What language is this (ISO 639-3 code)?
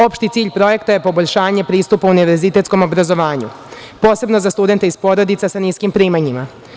srp